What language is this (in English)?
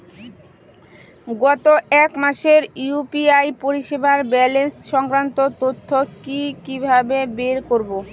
Bangla